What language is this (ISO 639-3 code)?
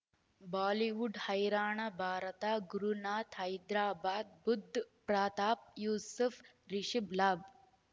kan